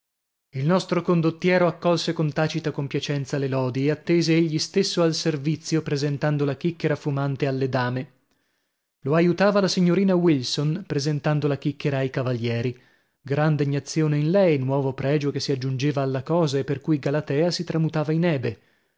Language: Italian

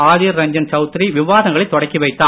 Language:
Tamil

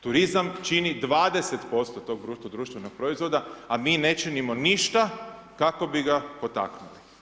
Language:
Croatian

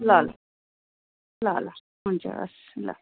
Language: Nepali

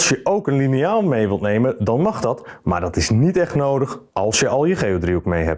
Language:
Dutch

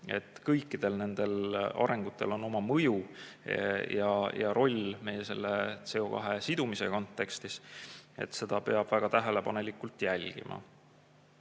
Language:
Estonian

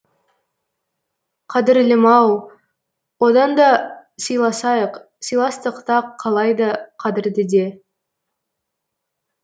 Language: Kazakh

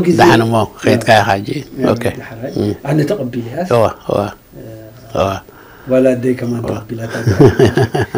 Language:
Arabic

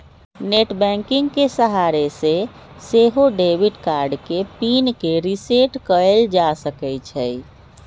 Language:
Magahi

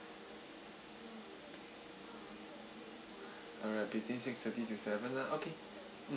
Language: English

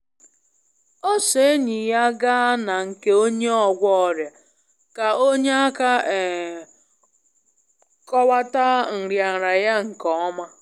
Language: Igbo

